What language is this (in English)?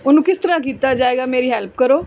Punjabi